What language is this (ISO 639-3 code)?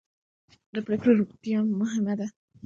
pus